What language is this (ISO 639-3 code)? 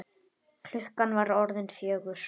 isl